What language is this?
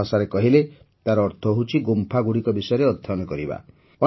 Odia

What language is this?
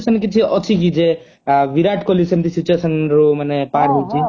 Odia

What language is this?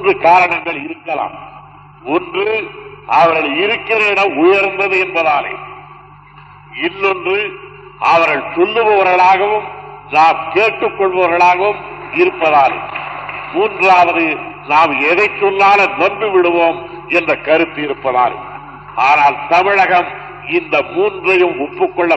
Tamil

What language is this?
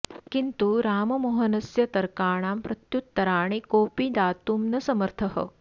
Sanskrit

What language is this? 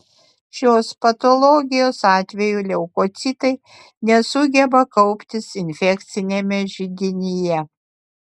Lithuanian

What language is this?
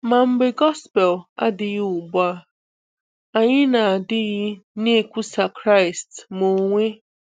Igbo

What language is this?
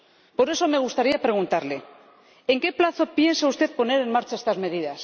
Spanish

